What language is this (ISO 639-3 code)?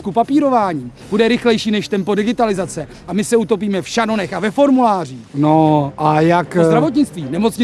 ces